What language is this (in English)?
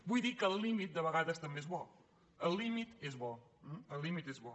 Catalan